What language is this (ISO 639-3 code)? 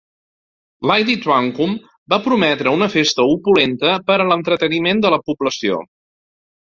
cat